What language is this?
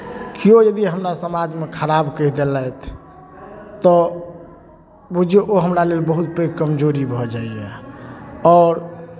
Maithili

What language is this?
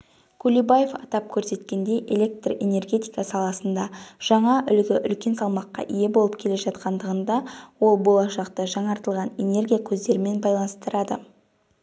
Kazakh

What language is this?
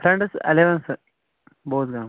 Kashmiri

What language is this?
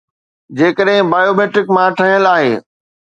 Sindhi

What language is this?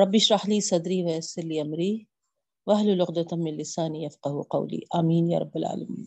Urdu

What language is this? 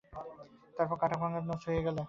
Bangla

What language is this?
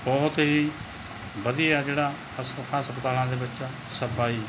Punjabi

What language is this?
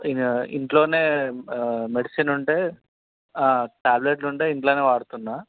Telugu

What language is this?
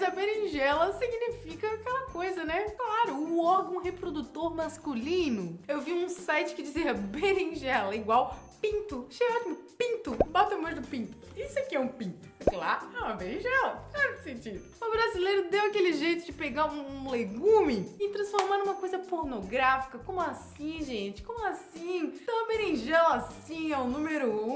Portuguese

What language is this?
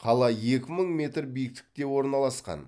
Kazakh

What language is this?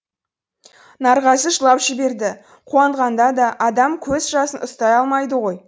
Kazakh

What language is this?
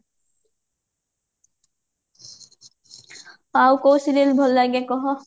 Odia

